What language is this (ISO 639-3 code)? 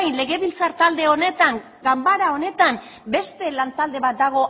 eus